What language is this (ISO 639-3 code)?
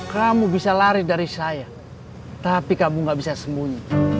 ind